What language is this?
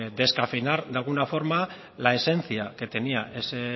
Spanish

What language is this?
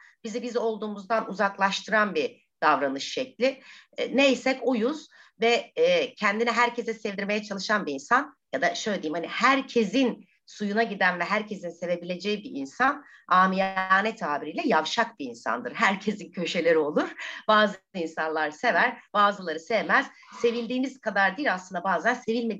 Turkish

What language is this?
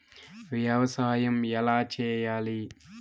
Telugu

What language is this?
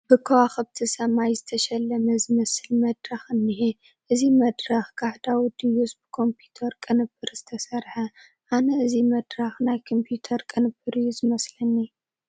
Tigrinya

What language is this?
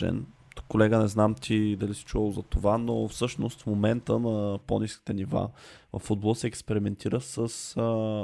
Bulgarian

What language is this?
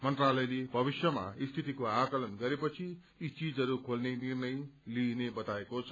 Nepali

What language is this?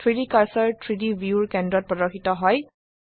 Assamese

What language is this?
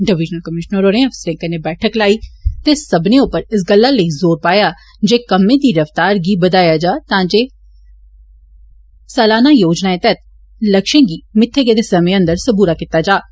Dogri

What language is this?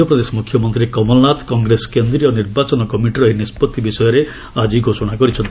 Odia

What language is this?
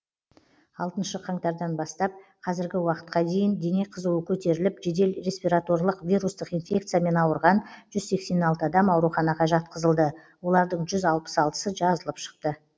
Kazakh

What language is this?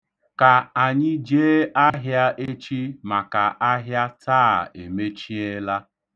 Igbo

